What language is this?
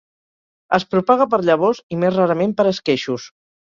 Catalan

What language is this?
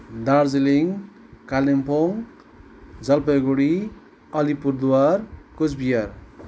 Nepali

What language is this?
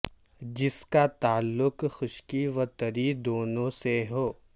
Urdu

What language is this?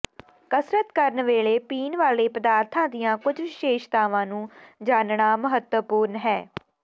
Punjabi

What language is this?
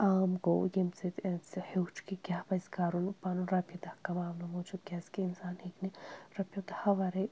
Kashmiri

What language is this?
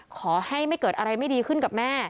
Thai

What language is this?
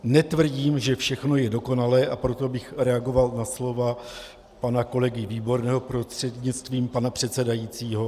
Czech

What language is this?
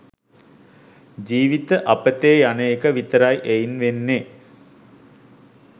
Sinhala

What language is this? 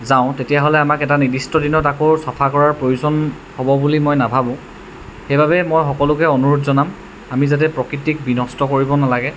Assamese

